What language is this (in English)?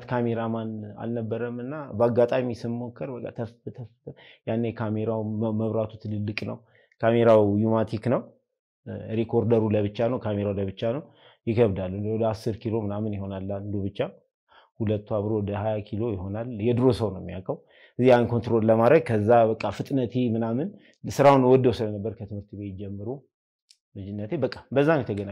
Arabic